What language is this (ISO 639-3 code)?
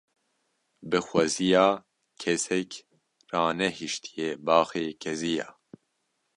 kur